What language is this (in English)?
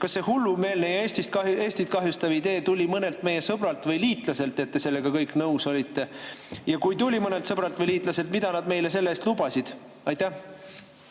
Estonian